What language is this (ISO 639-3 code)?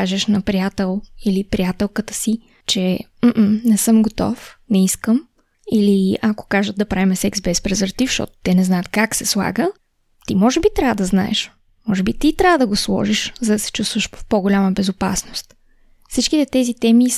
bul